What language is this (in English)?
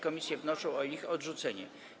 Polish